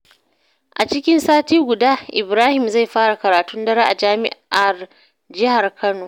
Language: Hausa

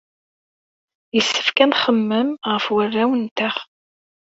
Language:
Kabyle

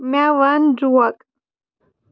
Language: Kashmiri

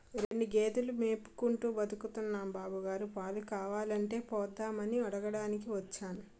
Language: Telugu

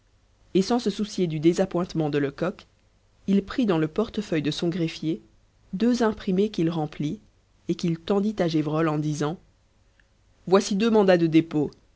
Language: French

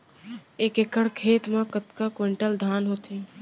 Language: Chhattisgarhi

